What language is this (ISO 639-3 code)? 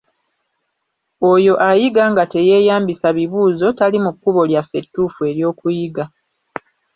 lug